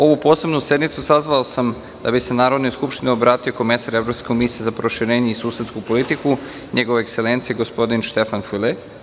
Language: Serbian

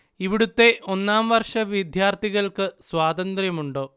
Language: Malayalam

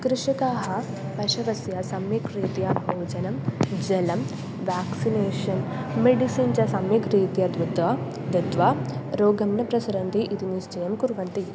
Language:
Sanskrit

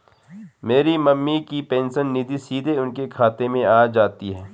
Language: Hindi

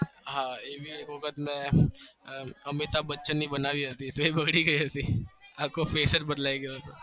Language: Gujarati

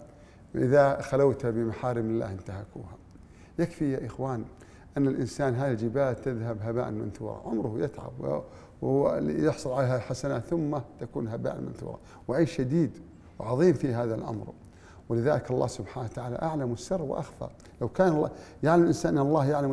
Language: Arabic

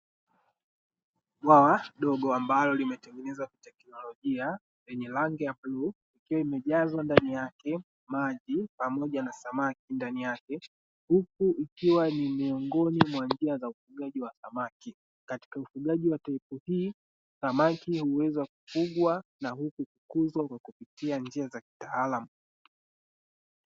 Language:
Swahili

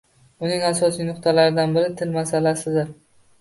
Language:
Uzbek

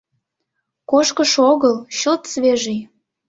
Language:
Mari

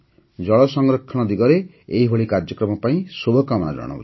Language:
Odia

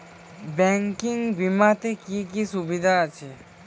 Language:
Bangla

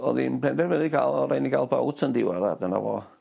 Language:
Welsh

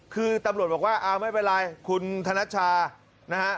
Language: Thai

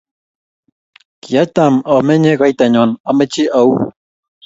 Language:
Kalenjin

